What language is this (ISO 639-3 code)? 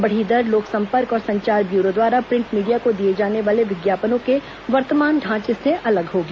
hin